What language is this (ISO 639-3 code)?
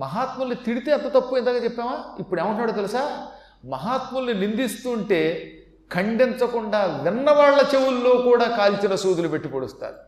tel